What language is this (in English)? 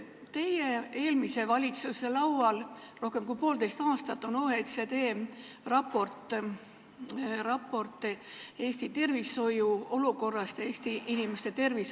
Estonian